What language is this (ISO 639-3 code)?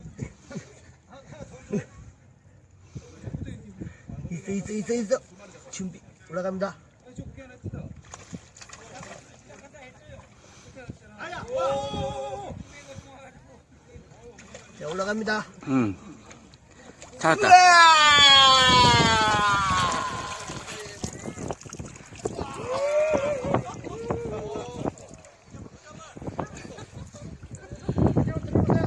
kor